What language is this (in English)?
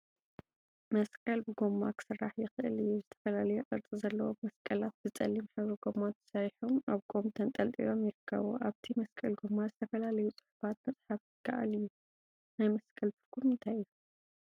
Tigrinya